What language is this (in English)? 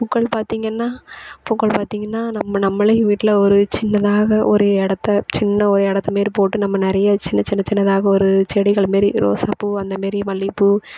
Tamil